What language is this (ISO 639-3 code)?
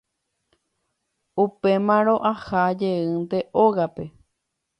grn